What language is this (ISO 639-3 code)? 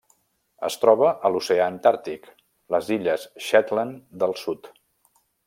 cat